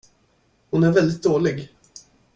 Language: Swedish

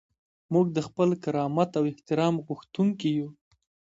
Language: Pashto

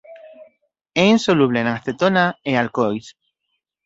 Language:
Galician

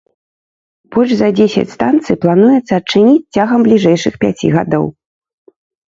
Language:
Belarusian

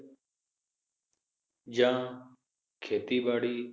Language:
Punjabi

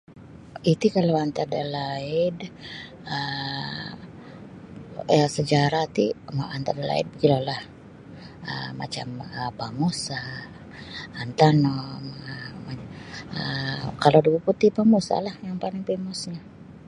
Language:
Sabah Bisaya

